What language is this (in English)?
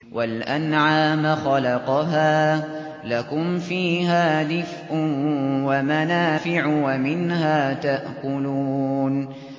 Arabic